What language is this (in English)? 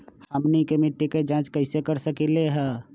Magahi